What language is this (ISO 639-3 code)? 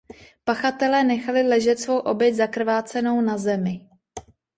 ces